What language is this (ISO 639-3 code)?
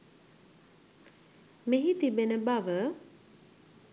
sin